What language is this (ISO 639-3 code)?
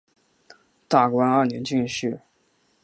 zho